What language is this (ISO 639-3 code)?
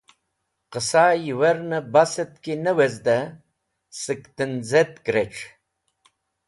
wbl